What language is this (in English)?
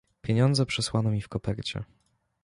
Polish